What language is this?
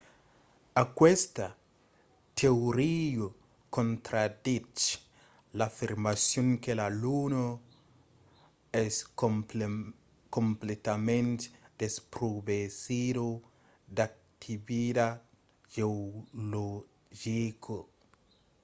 Occitan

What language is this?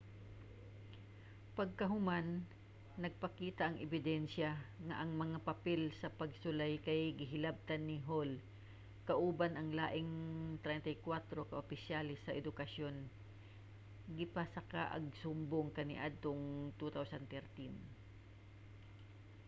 Cebuano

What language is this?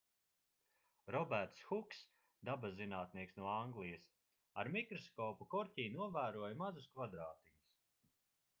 Latvian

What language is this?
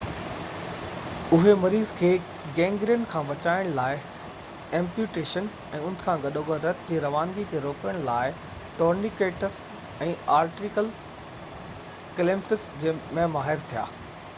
Sindhi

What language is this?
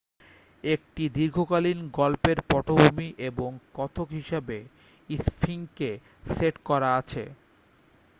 Bangla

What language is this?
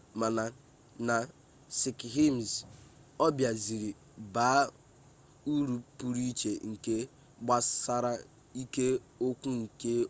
Igbo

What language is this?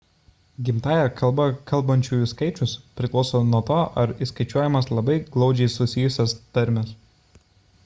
Lithuanian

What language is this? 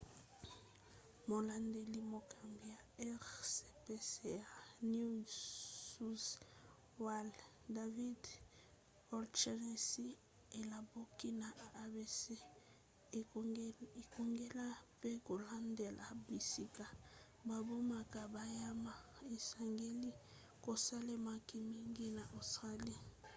Lingala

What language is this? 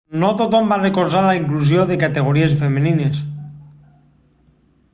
Catalan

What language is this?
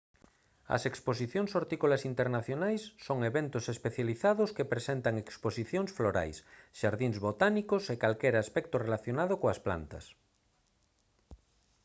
Galician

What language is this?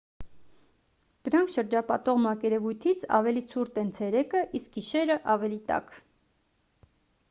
Armenian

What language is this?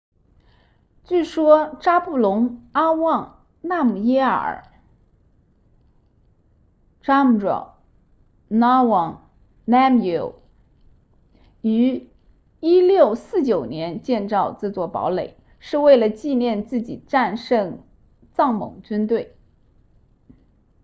Chinese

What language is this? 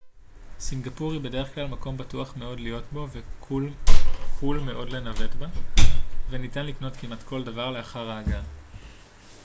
Hebrew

